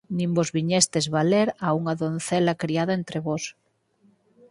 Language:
Galician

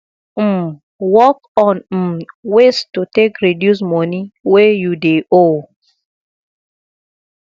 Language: Nigerian Pidgin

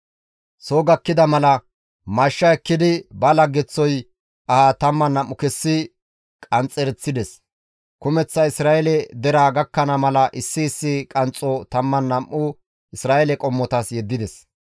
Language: Gamo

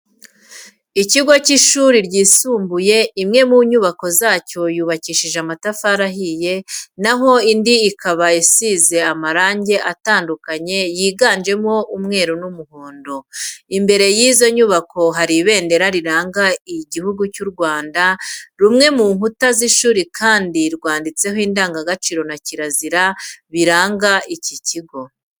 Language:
Kinyarwanda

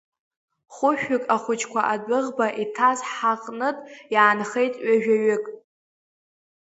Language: Abkhazian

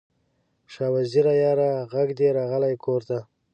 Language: Pashto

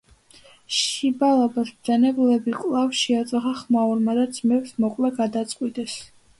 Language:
Georgian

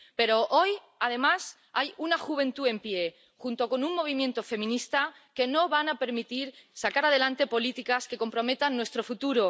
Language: Spanish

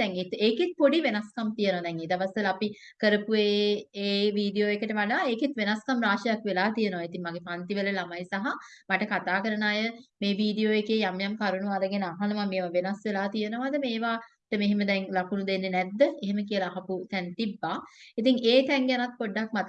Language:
Turkish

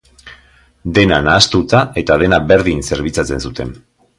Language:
Basque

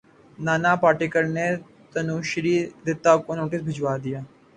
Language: Urdu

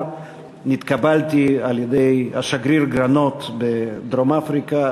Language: Hebrew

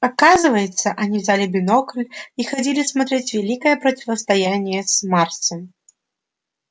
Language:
Russian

